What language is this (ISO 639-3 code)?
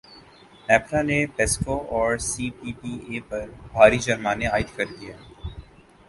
urd